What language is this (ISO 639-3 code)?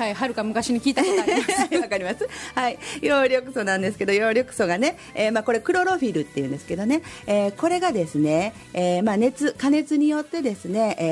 jpn